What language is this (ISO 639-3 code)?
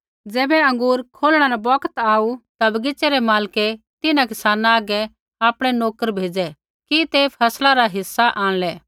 kfx